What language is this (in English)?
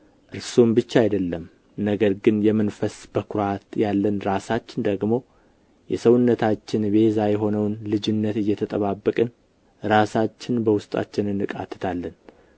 Amharic